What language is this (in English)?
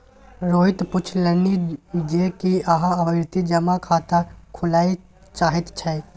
Maithili